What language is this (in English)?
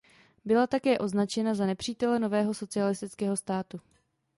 Czech